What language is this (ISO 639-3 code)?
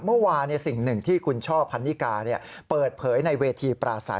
tha